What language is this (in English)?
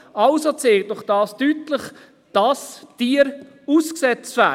Swiss German